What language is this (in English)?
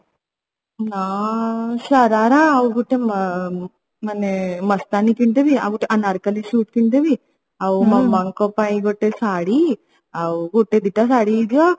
Odia